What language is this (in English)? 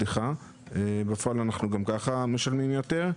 Hebrew